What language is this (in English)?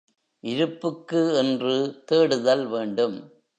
Tamil